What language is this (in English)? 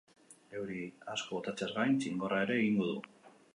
Basque